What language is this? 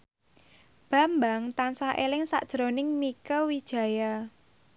Javanese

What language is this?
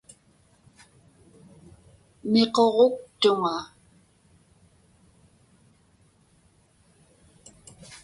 Inupiaq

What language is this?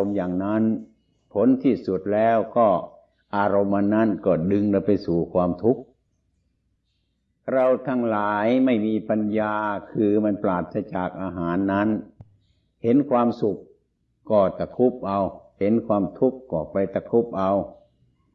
Thai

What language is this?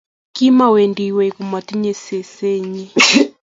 Kalenjin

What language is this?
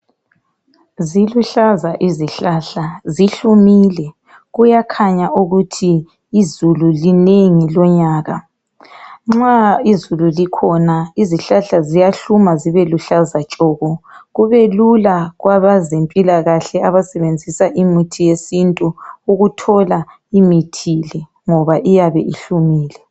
North Ndebele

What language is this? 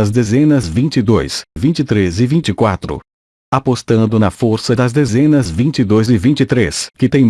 Portuguese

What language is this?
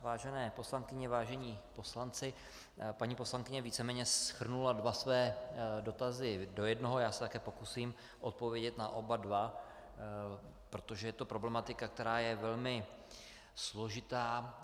Czech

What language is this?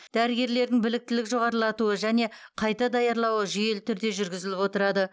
Kazakh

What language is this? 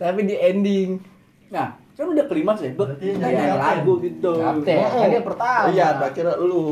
Indonesian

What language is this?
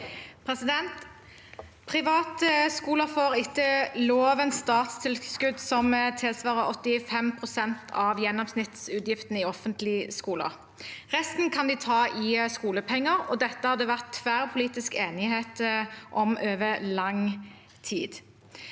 Norwegian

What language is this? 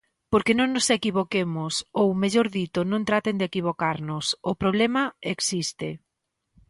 Galician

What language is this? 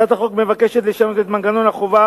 Hebrew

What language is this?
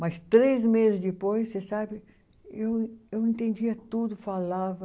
Portuguese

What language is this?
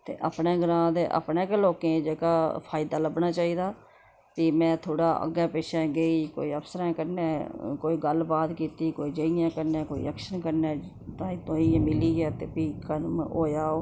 Dogri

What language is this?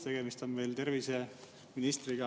Estonian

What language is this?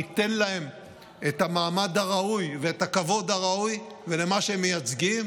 Hebrew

